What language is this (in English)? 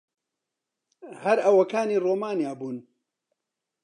Central Kurdish